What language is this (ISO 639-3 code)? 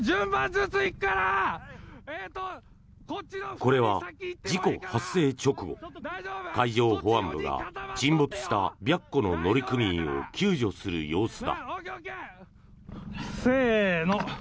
jpn